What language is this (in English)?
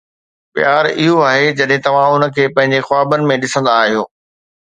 Sindhi